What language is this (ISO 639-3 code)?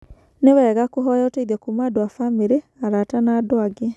kik